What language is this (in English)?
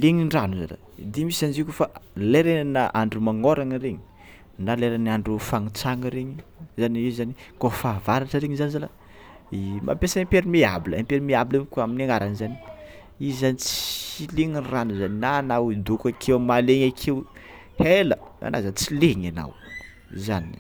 Tsimihety Malagasy